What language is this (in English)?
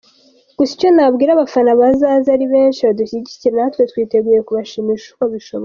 Kinyarwanda